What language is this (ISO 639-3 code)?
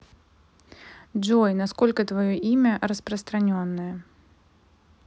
rus